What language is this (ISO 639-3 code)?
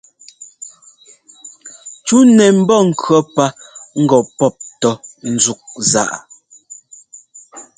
jgo